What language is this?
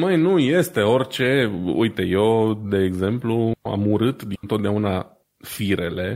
Romanian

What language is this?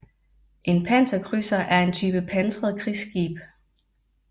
Danish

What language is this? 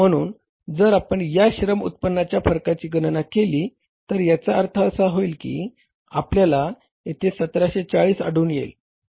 Marathi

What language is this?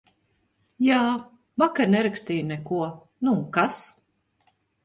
Latvian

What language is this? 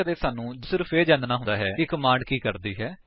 Punjabi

